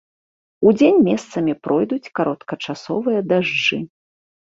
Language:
Belarusian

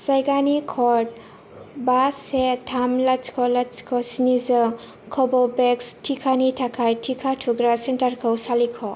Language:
Bodo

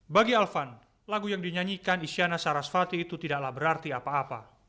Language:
Indonesian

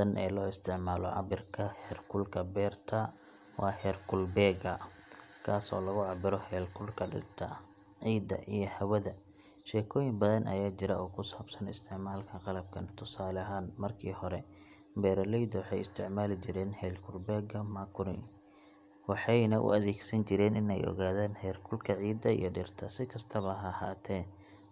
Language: Somali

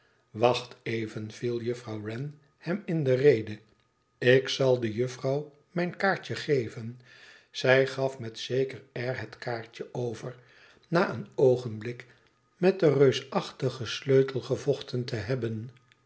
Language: Dutch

